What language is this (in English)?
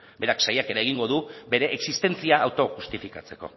Basque